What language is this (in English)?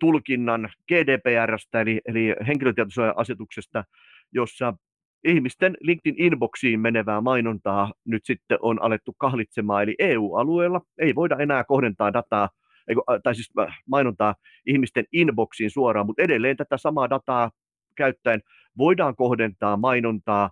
Finnish